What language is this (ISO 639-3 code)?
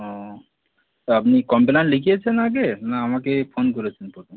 ben